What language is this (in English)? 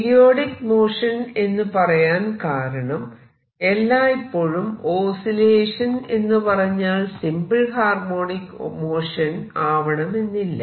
Malayalam